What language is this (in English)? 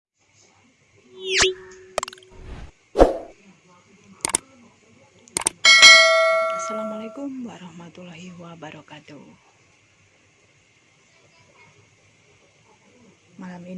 Indonesian